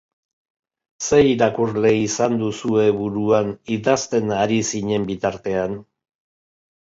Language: Basque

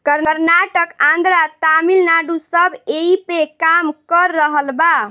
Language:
Bhojpuri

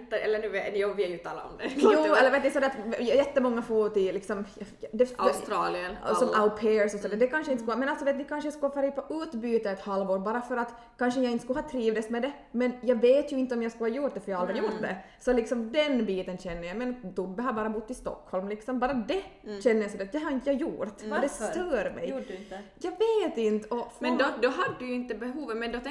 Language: Swedish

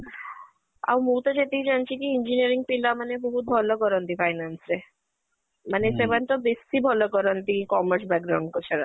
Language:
Odia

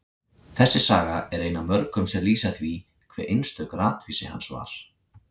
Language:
Icelandic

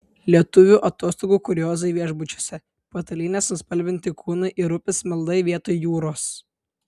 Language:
Lithuanian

